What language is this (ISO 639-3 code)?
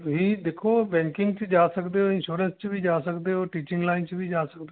pan